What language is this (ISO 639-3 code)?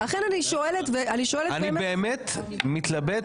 heb